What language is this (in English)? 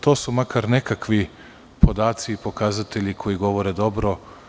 Serbian